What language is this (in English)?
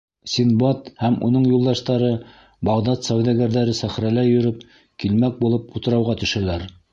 Bashkir